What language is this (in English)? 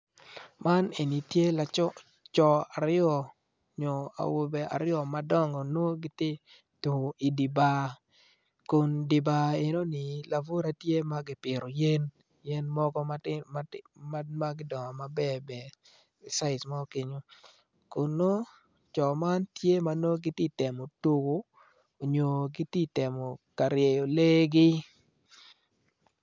Acoli